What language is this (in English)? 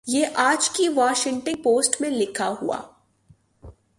Urdu